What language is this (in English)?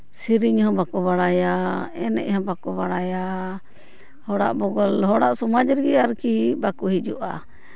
Santali